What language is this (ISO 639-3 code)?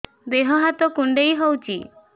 ori